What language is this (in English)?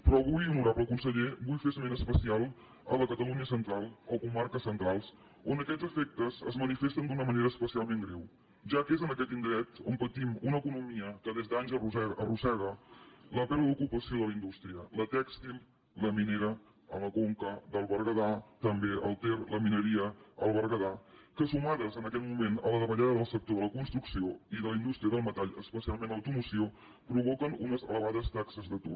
Catalan